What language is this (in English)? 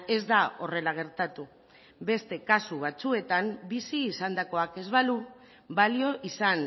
Basque